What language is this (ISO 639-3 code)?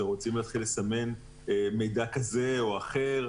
heb